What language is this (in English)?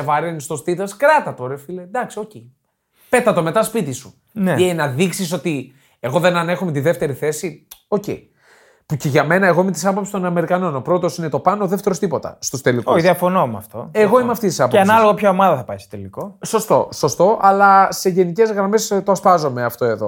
Greek